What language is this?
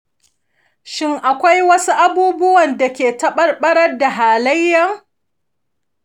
Hausa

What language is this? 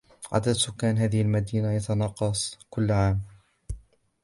Arabic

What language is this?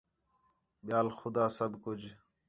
Khetrani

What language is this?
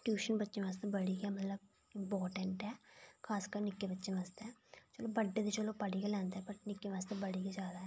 Dogri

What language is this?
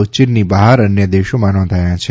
Gujarati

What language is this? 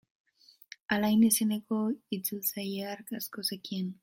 Basque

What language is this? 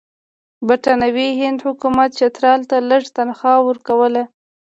Pashto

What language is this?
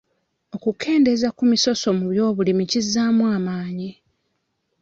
Ganda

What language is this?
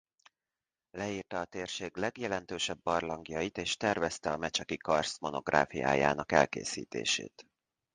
Hungarian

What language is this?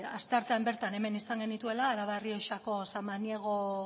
Basque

